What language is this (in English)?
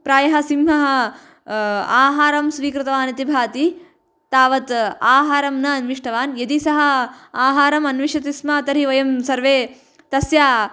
Sanskrit